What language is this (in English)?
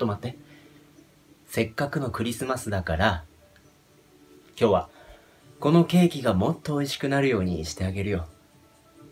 Japanese